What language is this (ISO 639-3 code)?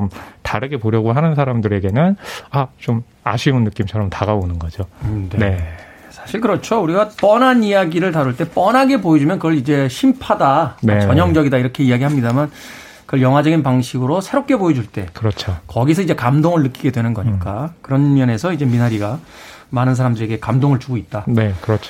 kor